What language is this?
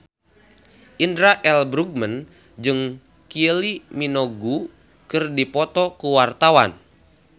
Sundanese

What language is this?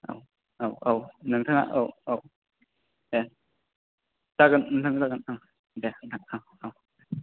Bodo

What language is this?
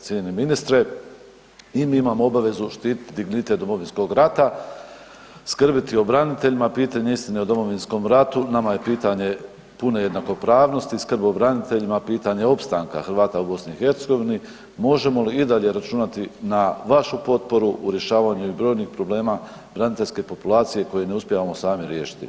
Croatian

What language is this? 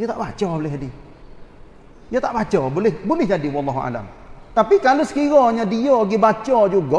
Malay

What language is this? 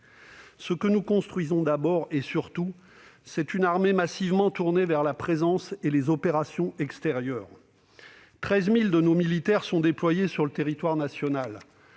French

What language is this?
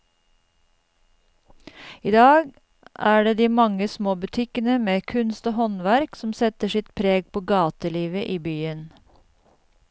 Norwegian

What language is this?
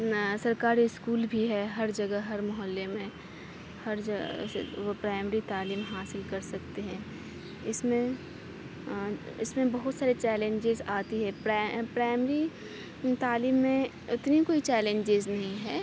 Urdu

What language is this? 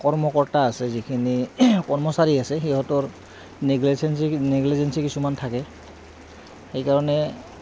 Assamese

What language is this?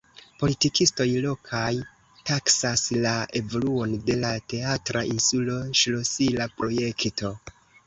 Esperanto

